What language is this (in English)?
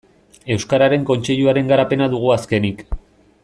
Basque